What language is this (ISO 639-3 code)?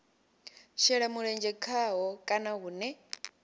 ven